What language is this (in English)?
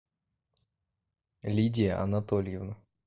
Russian